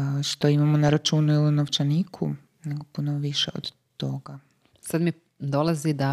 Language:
Croatian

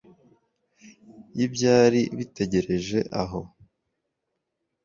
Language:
Kinyarwanda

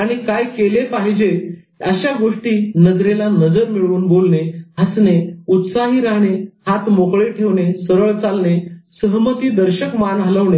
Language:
Marathi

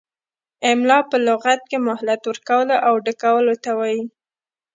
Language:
Pashto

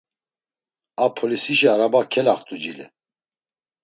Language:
Laz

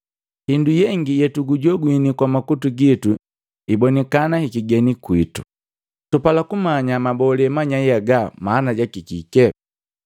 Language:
Matengo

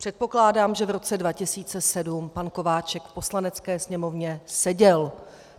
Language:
Czech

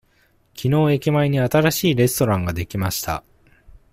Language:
Japanese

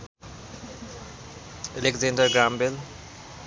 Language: Nepali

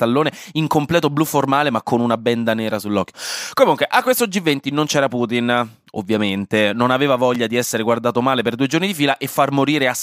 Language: Italian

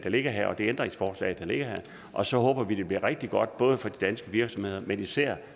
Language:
Danish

